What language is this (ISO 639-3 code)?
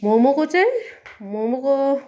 nep